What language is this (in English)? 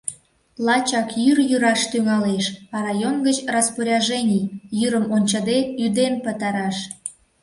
Mari